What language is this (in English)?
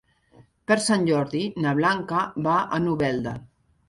Catalan